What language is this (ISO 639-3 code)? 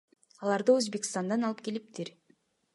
kir